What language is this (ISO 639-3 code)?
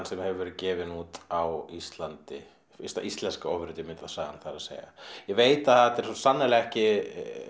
isl